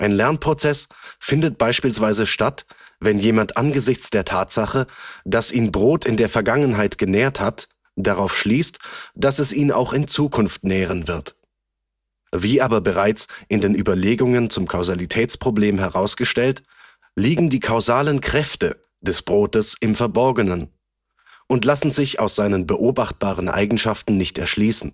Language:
German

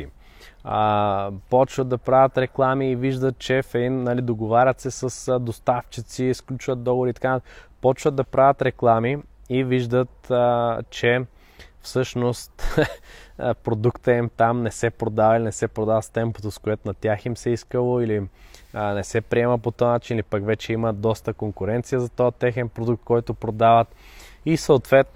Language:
Bulgarian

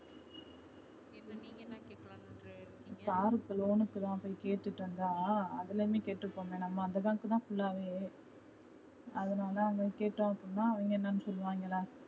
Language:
Tamil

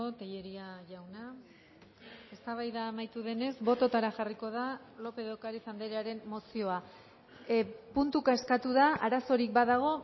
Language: Basque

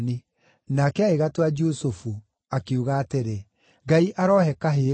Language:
Kikuyu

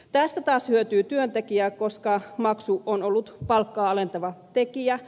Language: Finnish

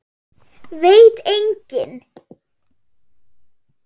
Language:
Icelandic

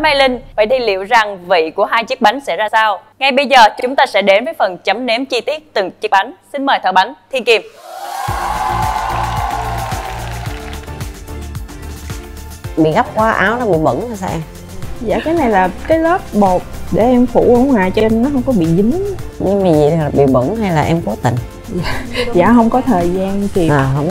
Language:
Vietnamese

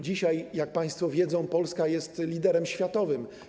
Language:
Polish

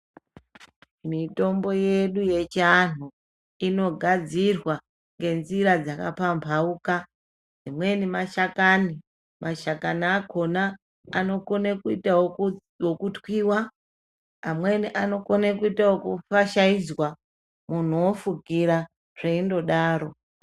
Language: Ndau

